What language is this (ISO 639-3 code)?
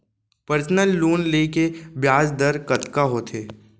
hne